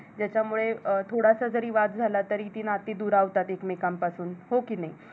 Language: Marathi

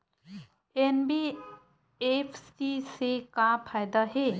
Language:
Chhattisgarhi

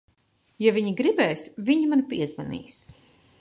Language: Latvian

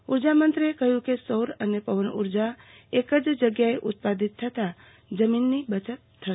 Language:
Gujarati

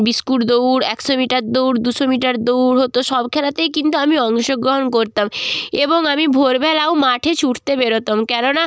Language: Bangla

